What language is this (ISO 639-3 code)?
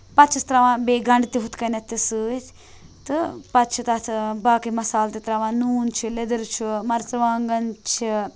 kas